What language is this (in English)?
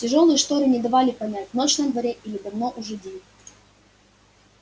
Russian